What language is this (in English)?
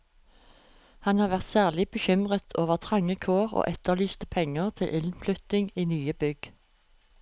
Norwegian